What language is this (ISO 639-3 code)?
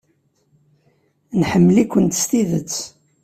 kab